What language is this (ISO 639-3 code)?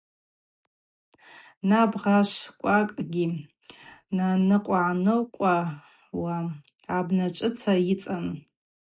abq